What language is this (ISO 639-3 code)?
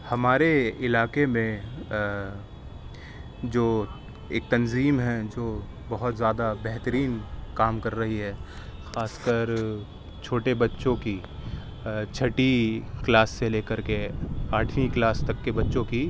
urd